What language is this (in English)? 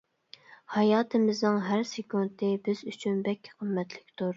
Uyghur